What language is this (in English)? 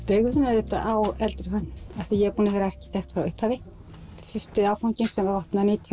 Icelandic